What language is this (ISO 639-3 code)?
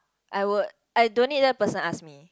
eng